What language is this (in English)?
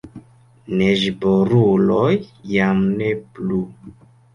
Esperanto